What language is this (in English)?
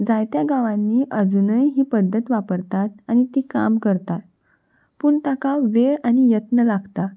Konkani